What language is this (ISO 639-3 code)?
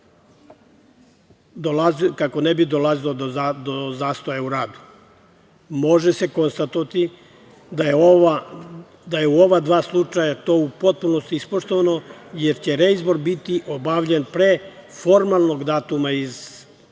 srp